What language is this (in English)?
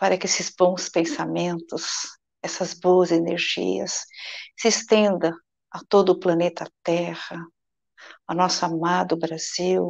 Portuguese